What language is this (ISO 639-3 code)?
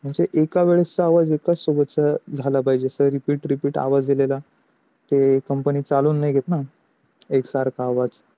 mar